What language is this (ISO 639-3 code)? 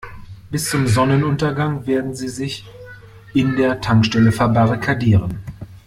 deu